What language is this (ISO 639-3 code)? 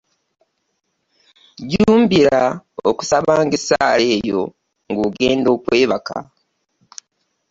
lug